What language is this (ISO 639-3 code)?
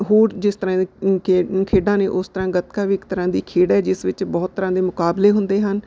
pan